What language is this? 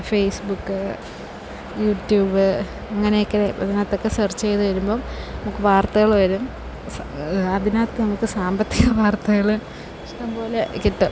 Malayalam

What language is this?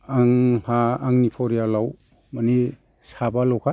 Bodo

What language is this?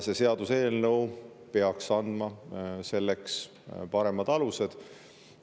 Estonian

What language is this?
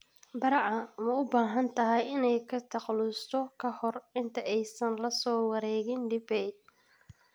Somali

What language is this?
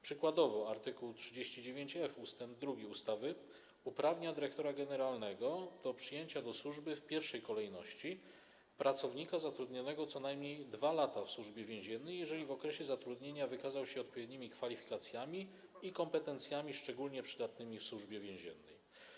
Polish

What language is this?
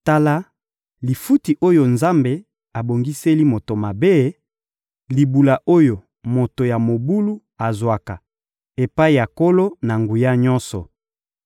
Lingala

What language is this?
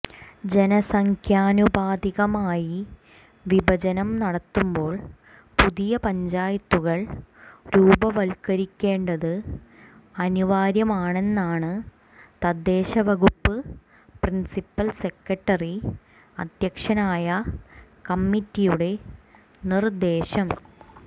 Malayalam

